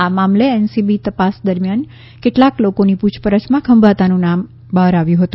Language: Gujarati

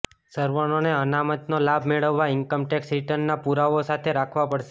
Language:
Gujarati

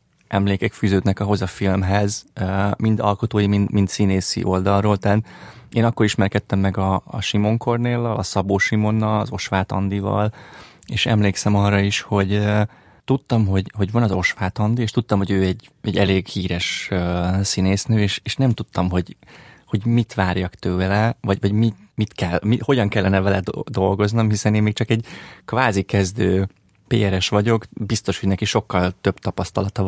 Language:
Hungarian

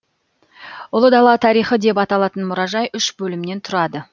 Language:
Kazakh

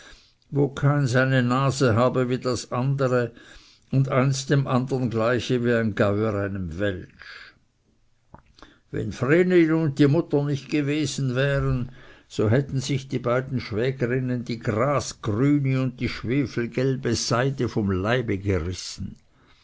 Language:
German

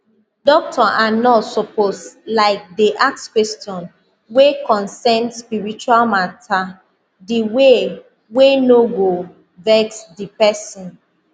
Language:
Nigerian Pidgin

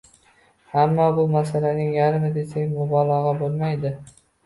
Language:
Uzbek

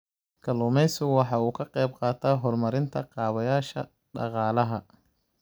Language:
Somali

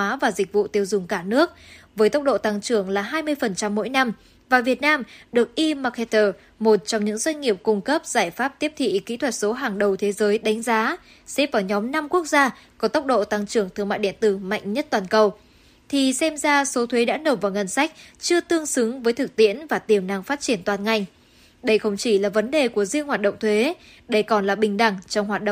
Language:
Vietnamese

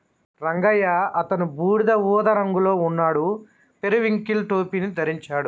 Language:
Telugu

